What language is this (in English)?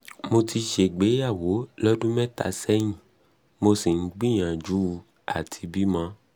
Yoruba